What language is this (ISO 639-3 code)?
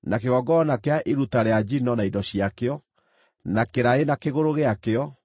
kik